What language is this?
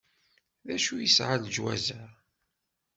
Kabyle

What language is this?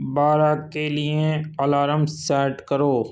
Urdu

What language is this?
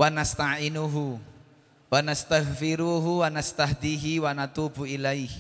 Indonesian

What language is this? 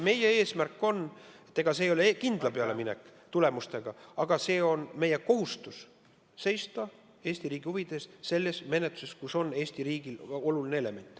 Estonian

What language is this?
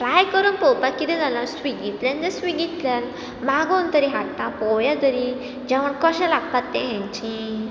Konkani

